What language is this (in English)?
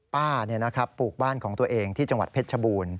Thai